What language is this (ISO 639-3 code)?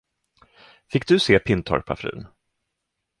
swe